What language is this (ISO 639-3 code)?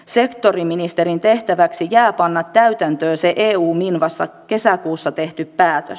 fin